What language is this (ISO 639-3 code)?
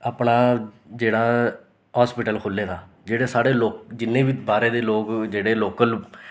doi